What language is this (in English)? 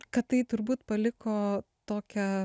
Lithuanian